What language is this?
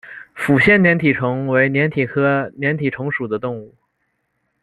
Chinese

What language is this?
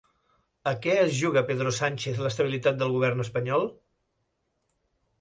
Catalan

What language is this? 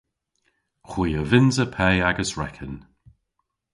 Cornish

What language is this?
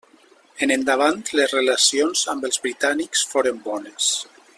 Catalan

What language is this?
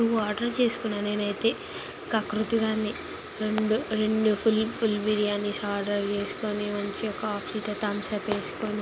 Telugu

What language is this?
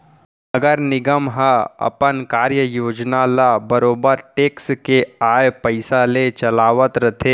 Chhattisgarhi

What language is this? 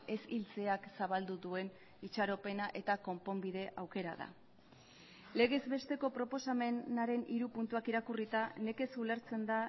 Basque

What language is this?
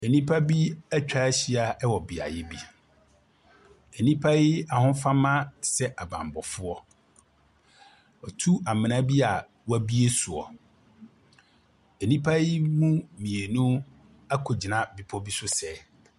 Akan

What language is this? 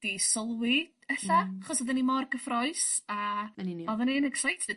Welsh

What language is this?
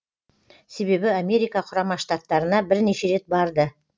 Kazakh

